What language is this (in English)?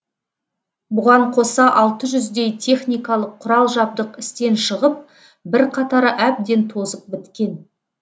Kazakh